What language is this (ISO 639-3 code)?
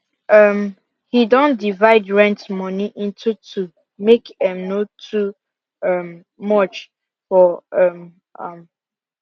pcm